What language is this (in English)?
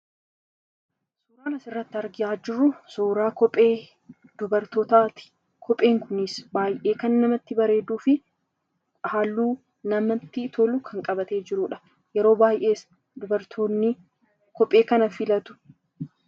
Oromo